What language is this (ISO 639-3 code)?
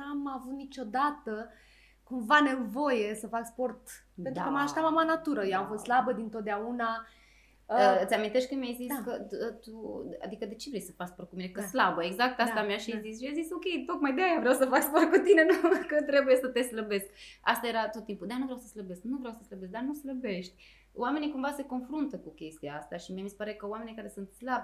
ron